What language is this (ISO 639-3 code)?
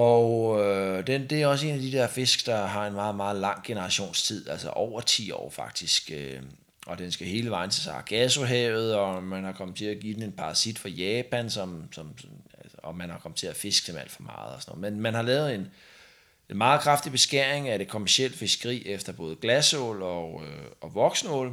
dan